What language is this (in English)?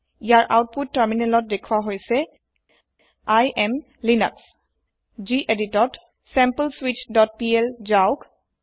Assamese